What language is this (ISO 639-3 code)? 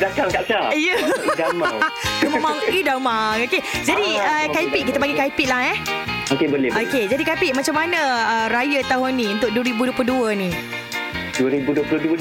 msa